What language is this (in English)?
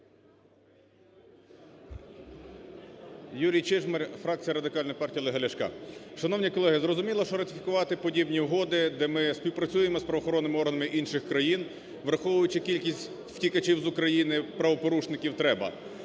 Ukrainian